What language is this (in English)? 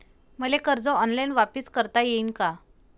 Marathi